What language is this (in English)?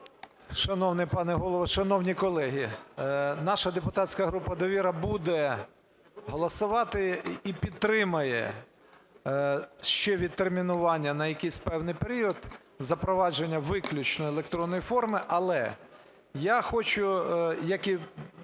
Ukrainian